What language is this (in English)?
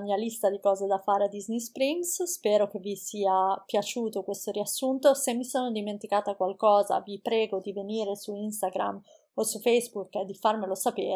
Italian